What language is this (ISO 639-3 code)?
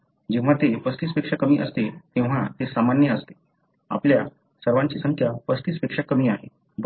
mar